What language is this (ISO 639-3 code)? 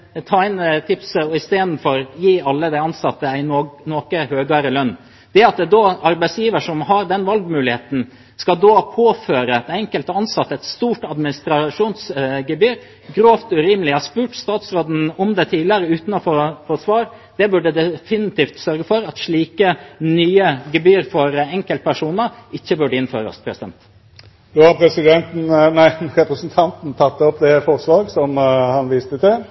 nor